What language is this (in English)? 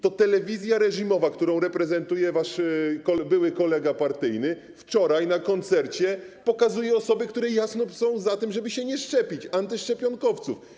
Polish